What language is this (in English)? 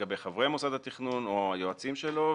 Hebrew